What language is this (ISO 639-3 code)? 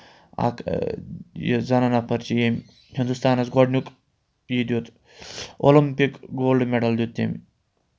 kas